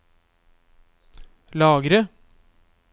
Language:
Norwegian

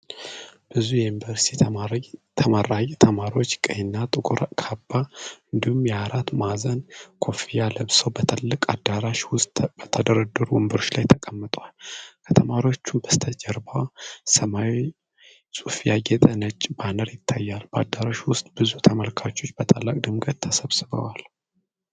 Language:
Amharic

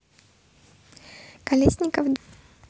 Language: Russian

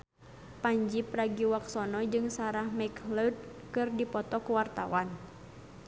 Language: Sundanese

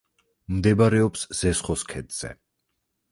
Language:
Georgian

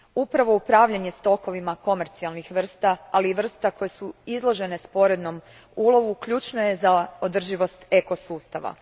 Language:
Croatian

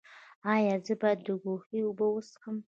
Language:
Pashto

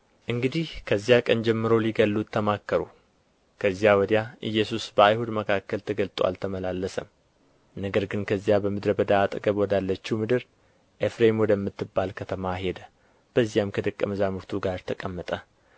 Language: Amharic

